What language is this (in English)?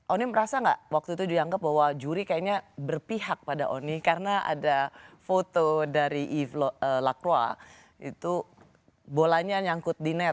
Indonesian